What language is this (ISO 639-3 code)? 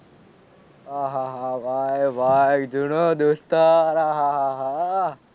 guj